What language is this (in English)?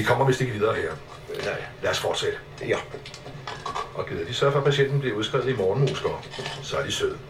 Danish